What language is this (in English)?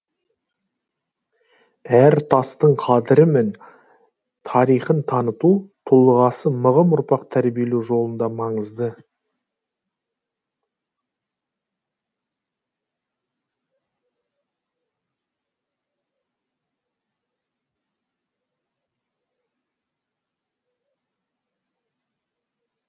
Kazakh